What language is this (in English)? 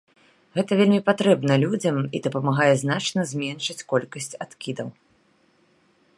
Belarusian